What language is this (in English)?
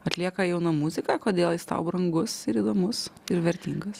Lithuanian